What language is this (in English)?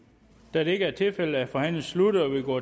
Danish